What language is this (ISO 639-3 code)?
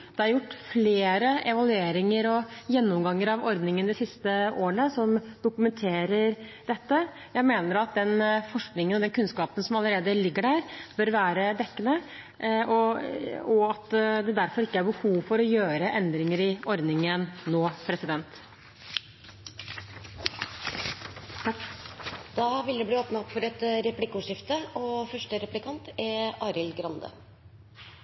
nob